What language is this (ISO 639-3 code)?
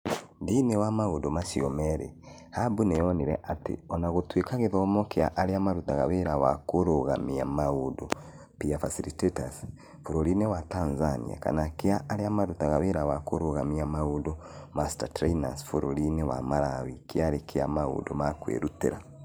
kik